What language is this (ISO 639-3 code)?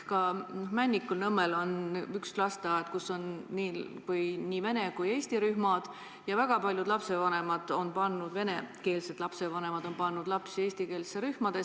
est